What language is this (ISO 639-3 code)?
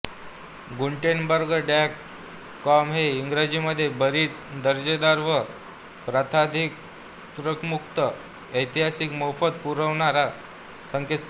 mar